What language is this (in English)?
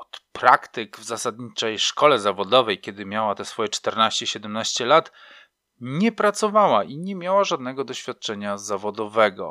Polish